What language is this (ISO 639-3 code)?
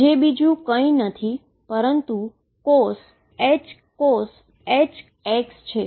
guj